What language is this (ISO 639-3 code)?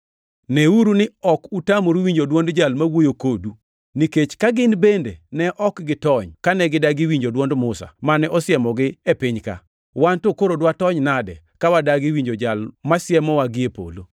luo